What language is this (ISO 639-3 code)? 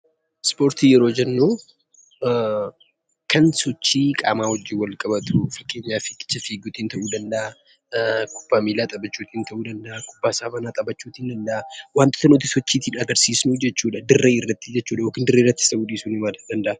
orm